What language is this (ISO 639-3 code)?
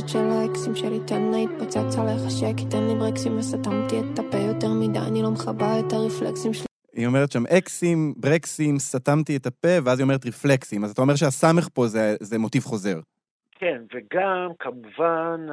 heb